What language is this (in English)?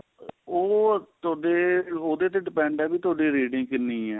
Punjabi